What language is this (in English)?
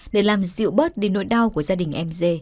Vietnamese